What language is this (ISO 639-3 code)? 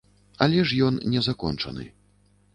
bel